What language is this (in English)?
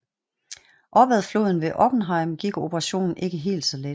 Danish